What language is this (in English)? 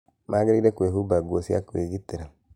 Kikuyu